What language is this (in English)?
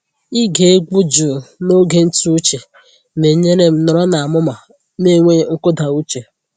Igbo